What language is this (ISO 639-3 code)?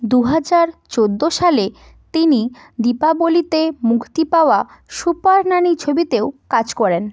ben